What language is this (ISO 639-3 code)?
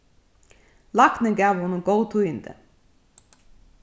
fao